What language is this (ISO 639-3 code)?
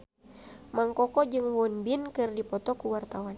sun